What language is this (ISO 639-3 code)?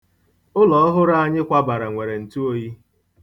ibo